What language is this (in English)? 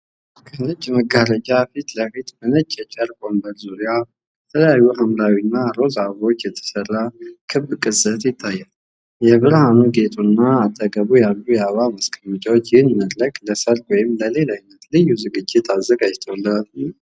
Amharic